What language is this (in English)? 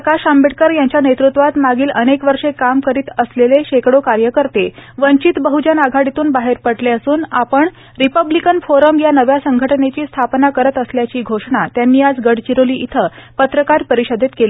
Marathi